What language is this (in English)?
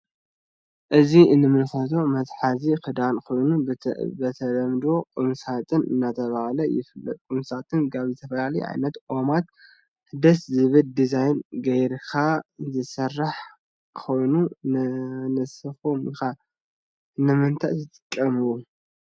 Tigrinya